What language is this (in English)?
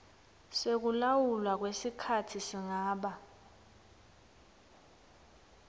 Swati